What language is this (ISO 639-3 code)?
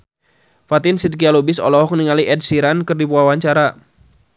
sun